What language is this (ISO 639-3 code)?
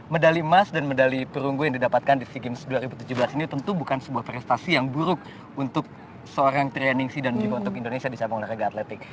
ind